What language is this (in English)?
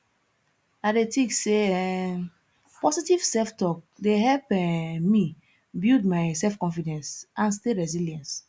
Nigerian Pidgin